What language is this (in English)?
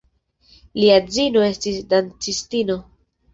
Esperanto